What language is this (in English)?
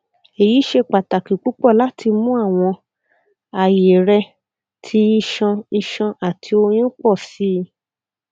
Yoruba